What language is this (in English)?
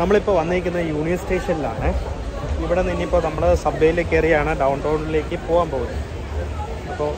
Malayalam